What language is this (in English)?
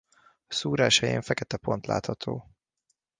Hungarian